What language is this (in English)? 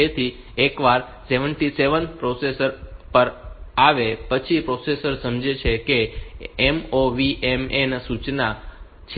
Gujarati